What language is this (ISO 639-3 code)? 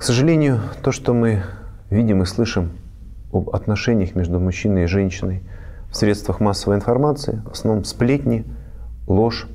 rus